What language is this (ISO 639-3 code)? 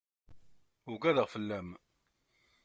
kab